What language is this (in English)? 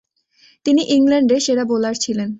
Bangla